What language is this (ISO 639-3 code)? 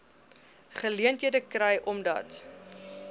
afr